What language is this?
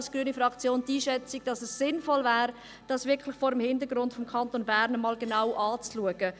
Swiss German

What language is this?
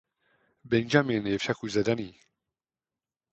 Czech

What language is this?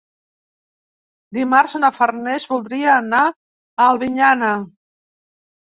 Catalan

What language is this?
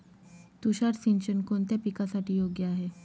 Marathi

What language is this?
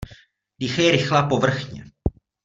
Czech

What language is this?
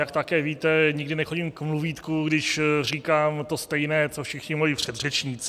Czech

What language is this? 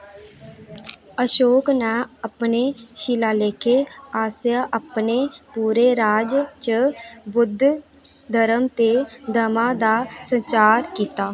Dogri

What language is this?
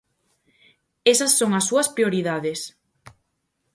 Galician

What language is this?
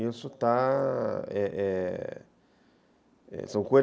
Portuguese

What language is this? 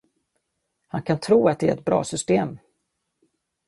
Swedish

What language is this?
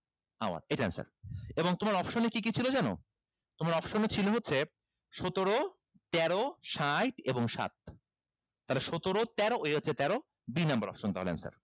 Bangla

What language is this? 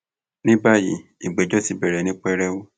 Yoruba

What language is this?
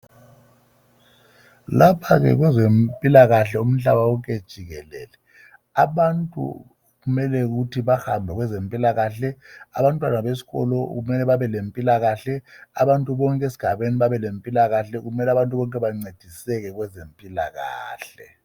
North Ndebele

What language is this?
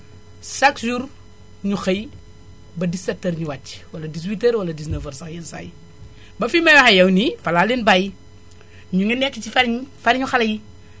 Wolof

